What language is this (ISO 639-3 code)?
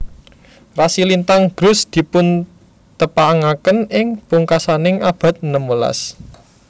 jav